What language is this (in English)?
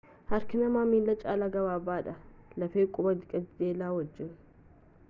Oromo